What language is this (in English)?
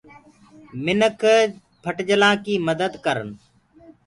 Gurgula